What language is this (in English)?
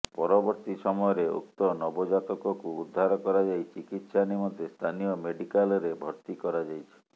Odia